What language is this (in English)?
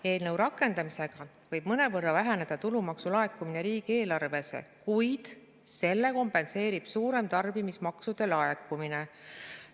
Estonian